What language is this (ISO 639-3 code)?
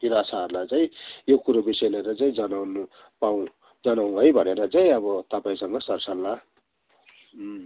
nep